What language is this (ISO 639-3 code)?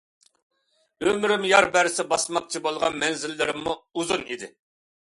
uig